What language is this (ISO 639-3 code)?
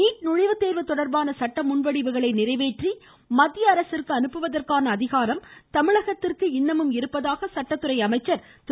tam